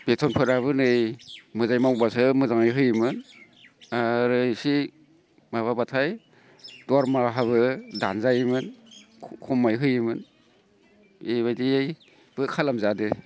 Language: Bodo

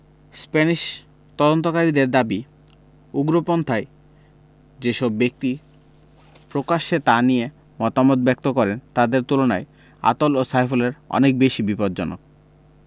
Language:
Bangla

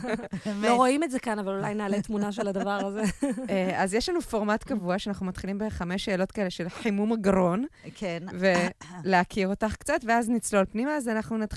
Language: Hebrew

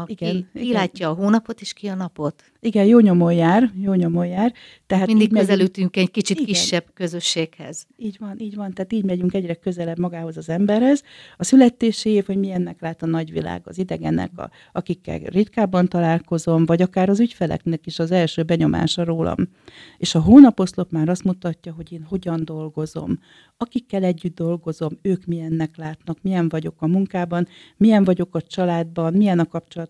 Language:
Hungarian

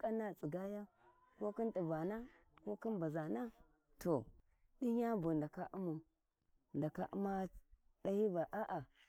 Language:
Warji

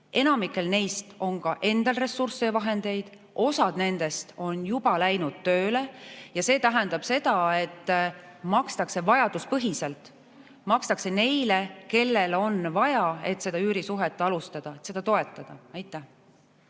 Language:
Estonian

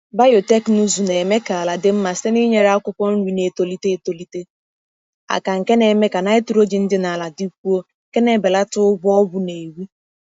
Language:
Igbo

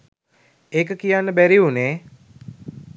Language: Sinhala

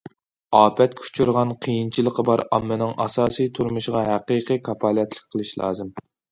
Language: Uyghur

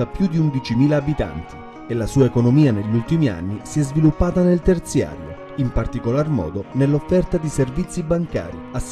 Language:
Italian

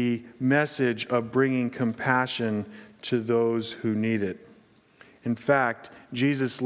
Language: English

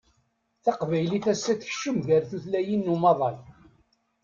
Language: Kabyle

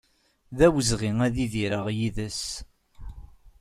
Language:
Kabyle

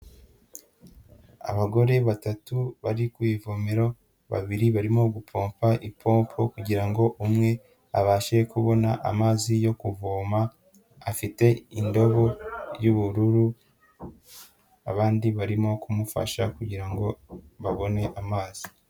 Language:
Kinyarwanda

